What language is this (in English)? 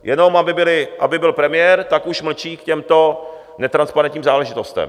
Czech